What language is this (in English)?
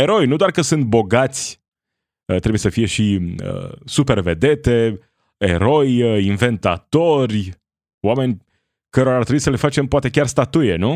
Romanian